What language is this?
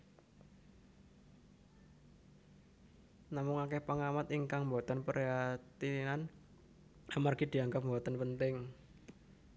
Javanese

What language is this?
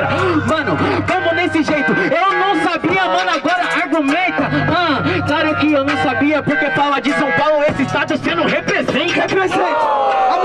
Portuguese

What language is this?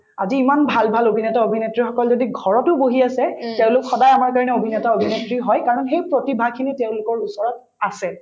Assamese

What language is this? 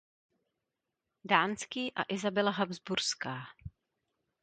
Czech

